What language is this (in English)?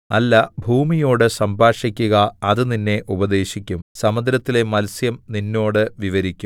Malayalam